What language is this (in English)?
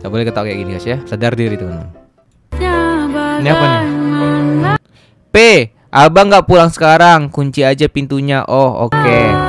Indonesian